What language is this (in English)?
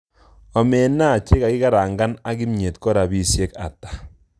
Kalenjin